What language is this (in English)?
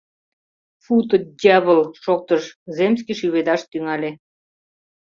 Mari